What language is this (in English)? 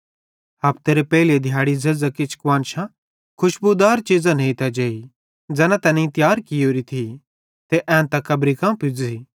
Bhadrawahi